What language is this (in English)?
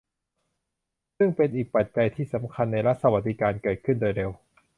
Thai